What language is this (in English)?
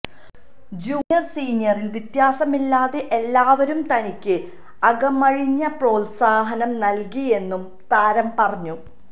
Malayalam